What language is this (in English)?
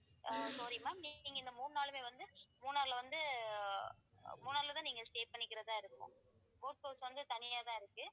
Tamil